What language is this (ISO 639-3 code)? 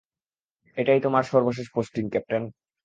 ben